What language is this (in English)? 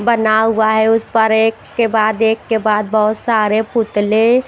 Hindi